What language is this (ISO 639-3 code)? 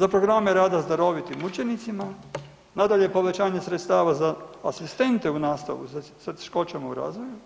hrv